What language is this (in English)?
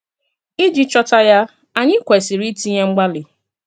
Igbo